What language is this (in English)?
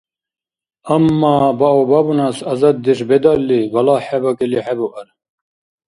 Dargwa